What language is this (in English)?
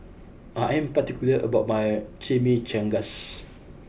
English